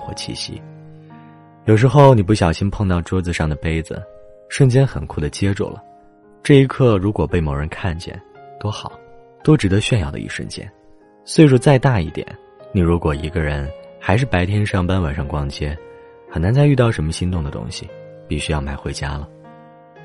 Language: Chinese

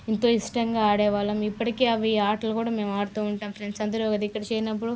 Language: Telugu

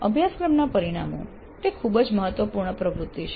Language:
Gujarati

